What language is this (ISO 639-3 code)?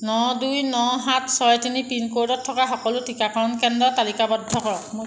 asm